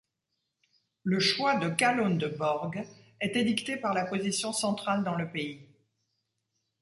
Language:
French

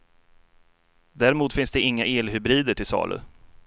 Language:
Swedish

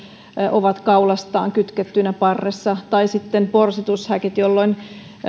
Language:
Finnish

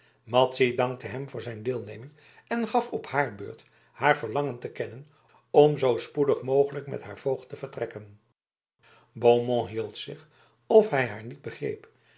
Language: Dutch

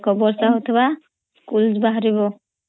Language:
Odia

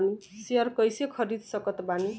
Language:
Bhojpuri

